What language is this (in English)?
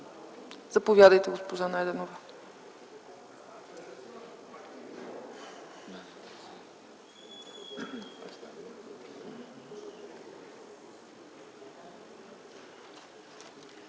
Bulgarian